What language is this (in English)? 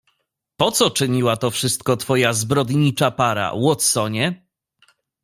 Polish